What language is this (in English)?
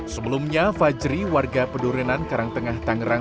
Indonesian